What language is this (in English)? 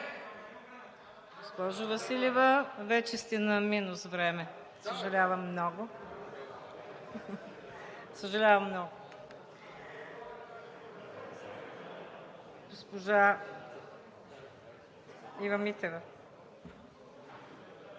Bulgarian